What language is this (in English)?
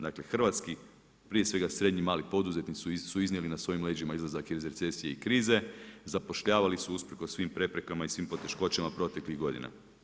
Croatian